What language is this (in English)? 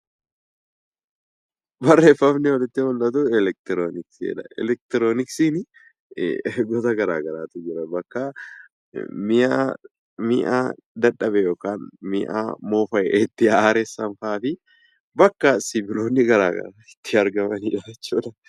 Oromo